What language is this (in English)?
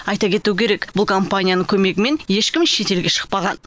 Kazakh